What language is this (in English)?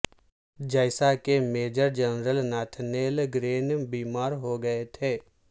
Urdu